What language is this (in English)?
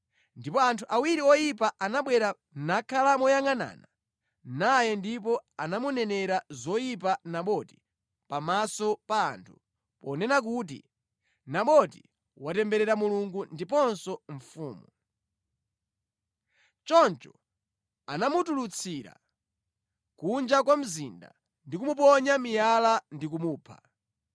Nyanja